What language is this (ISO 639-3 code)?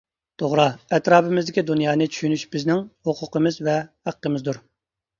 uig